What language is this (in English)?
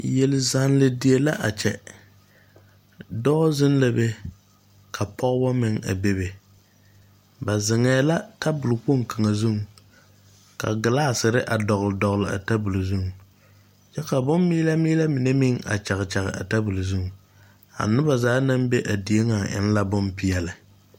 Southern Dagaare